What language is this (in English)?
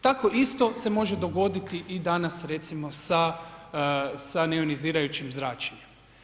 Croatian